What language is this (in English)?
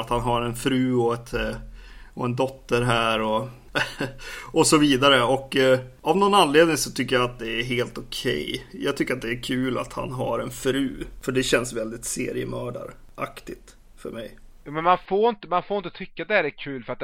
Swedish